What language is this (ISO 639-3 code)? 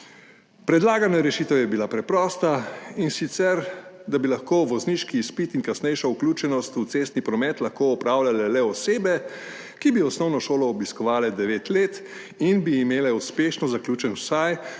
slv